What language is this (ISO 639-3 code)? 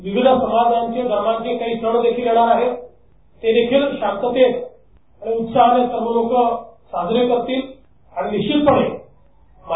mar